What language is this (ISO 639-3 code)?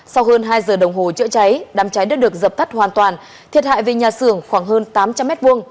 vie